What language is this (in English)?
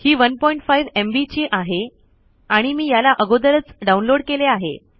Marathi